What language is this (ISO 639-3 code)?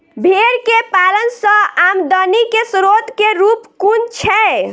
mai